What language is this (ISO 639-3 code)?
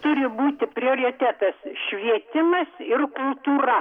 lit